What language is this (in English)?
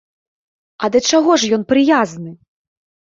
Belarusian